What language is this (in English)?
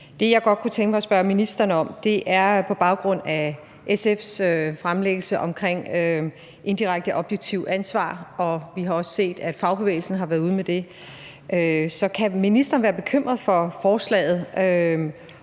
Danish